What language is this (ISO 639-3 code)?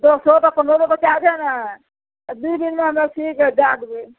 mai